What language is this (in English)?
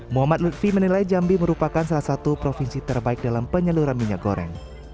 Indonesian